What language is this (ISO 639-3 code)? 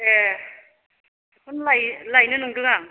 brx